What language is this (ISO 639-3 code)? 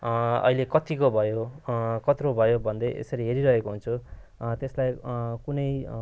nep